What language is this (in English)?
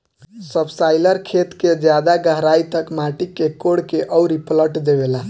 Bhojpuri